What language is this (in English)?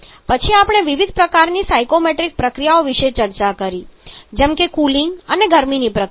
Gujarati